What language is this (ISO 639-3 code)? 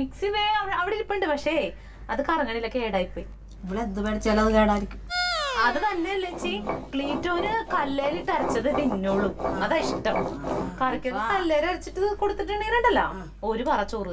mal